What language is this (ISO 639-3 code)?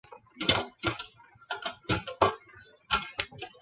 zho